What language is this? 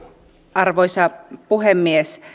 Finnish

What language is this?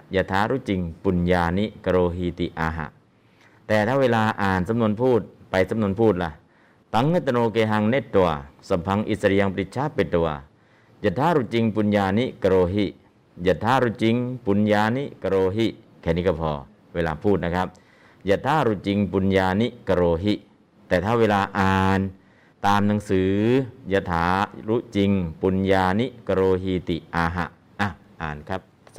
Thai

